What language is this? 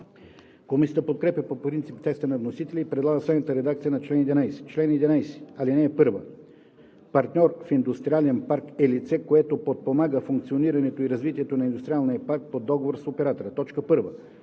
Bulgarian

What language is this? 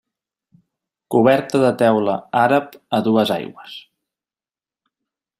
Catalan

